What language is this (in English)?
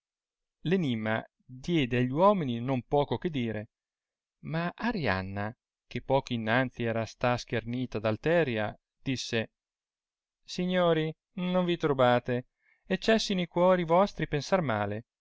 Italian